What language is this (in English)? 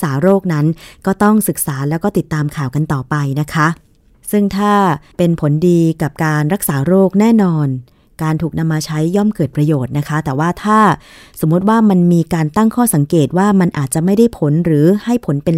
Thai